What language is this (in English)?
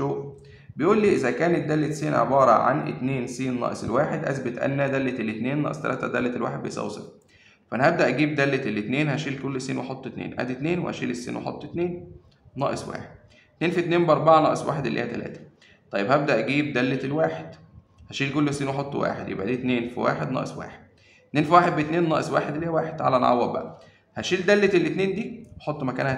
Arabic